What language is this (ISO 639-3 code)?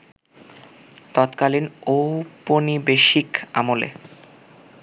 ben